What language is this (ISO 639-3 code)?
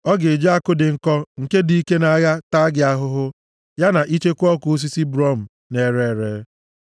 ibo